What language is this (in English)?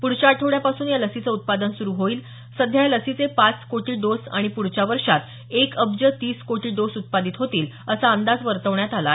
Marathi